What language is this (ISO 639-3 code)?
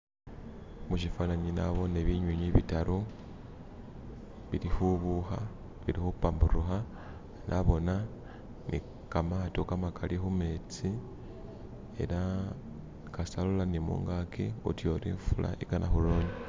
myx